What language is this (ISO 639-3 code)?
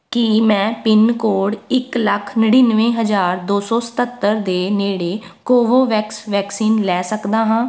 pan